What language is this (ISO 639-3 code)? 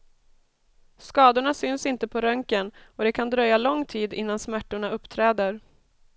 swe